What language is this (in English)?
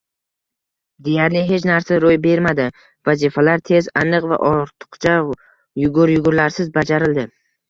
Uzbek